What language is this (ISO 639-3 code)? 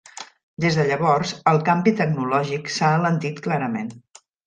cat